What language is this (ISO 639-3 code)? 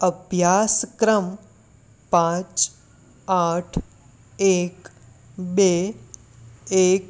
guj